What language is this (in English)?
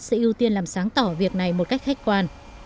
Vietnamese